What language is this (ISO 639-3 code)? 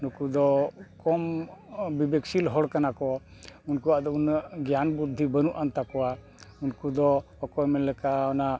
sat